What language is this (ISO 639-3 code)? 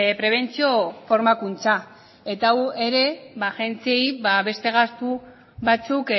eus